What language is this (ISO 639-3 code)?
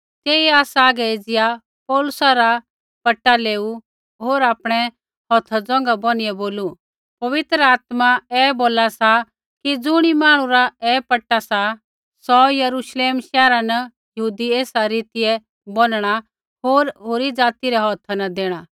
kfx